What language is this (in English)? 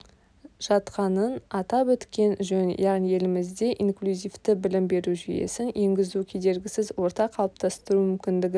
Kazakh